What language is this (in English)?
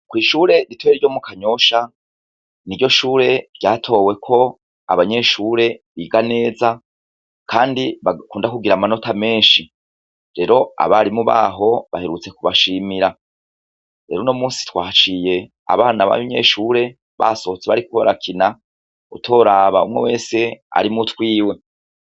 Rundi